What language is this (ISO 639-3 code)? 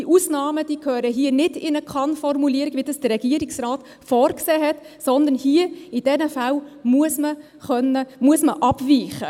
gsw